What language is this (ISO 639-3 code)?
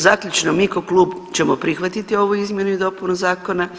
hrv